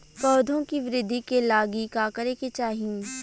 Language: Bhojpuri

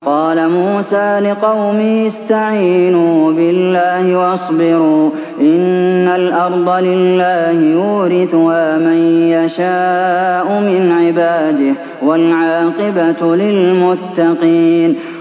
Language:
Arabic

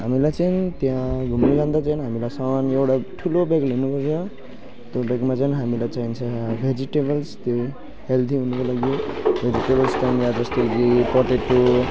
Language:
Nepali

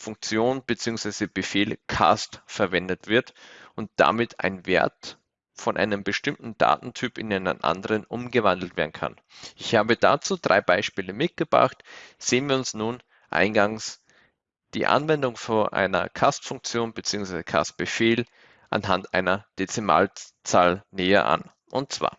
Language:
German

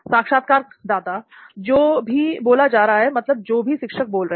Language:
Hindi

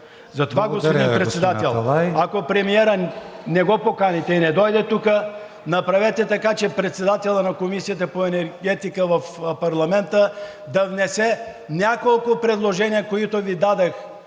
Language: Bulgarian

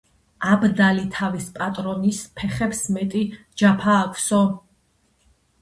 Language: Georgian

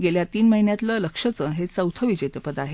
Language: Marathi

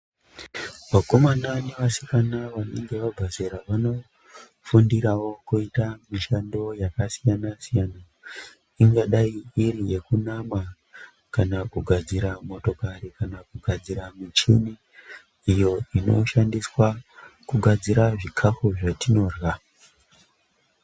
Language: Ndau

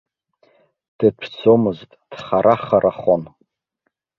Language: Abkhazian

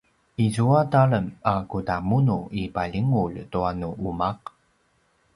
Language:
Paiwan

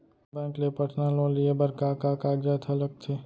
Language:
Chhattisgarhi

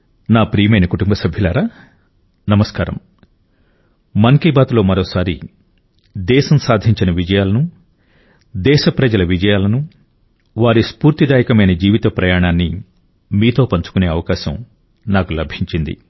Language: Telugu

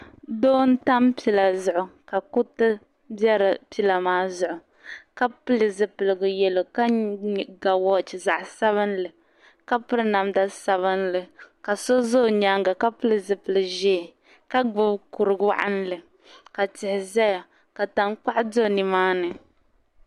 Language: Dagbani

